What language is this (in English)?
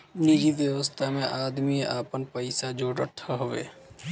Bhojpuri